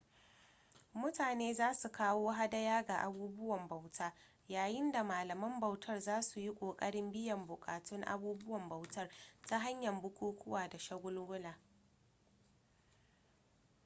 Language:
Hausa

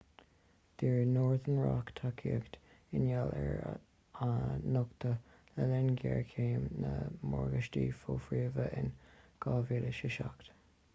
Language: Irish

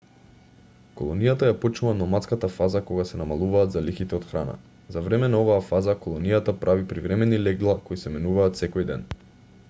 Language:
Macedonian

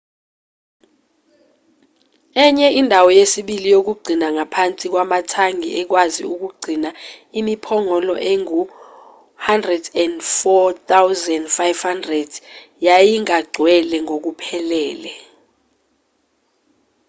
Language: Zulu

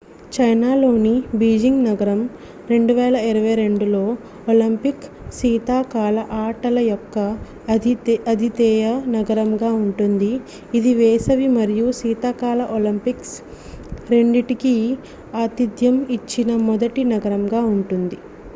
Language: Telugu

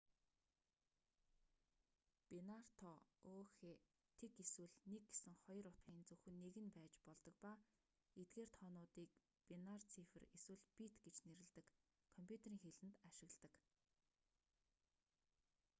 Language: Mongolian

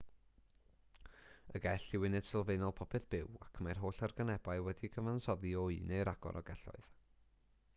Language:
Welsh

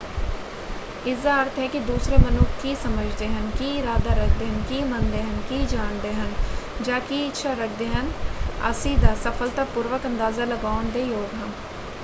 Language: Punjabi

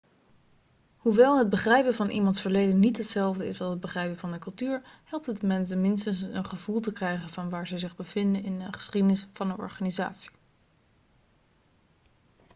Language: Dutch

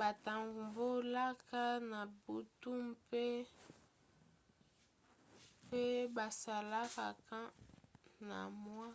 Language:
Lingala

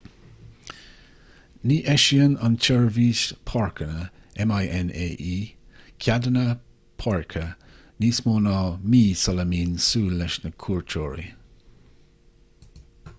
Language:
Irish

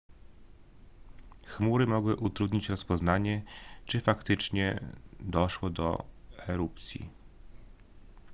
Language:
Polish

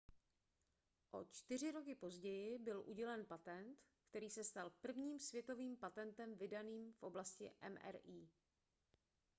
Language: Czech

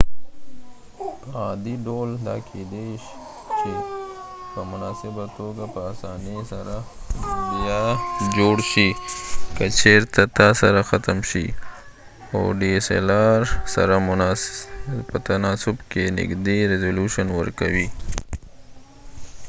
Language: Pashto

